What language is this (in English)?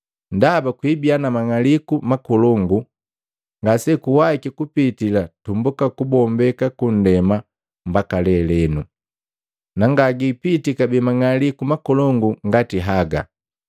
Matengo